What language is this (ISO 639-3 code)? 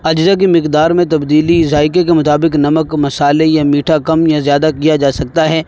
urd